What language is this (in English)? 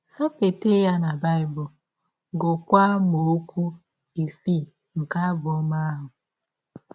Igbo